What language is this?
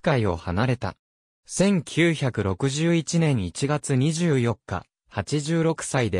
Japanese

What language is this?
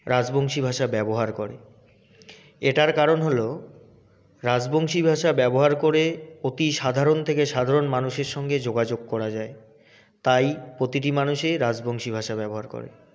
Bangla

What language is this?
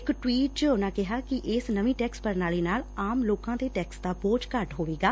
Punjabi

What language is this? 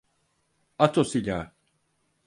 Turkish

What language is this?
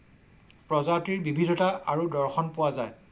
Assamese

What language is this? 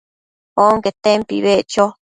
Matsés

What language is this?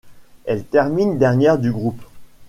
French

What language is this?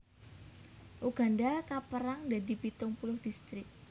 Javanese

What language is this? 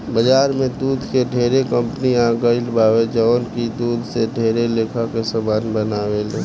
Bhojpuri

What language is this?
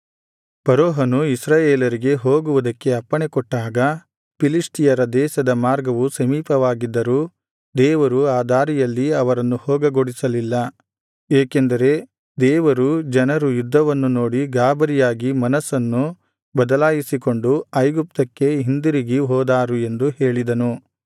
Kannada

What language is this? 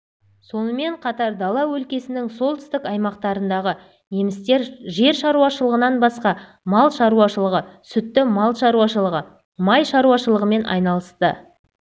Kazakh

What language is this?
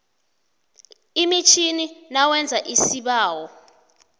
South Ndebele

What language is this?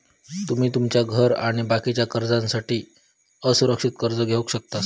Marathi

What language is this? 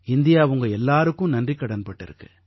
Tamil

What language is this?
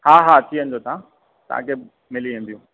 Sindhi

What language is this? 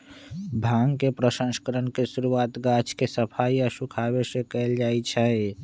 Magahi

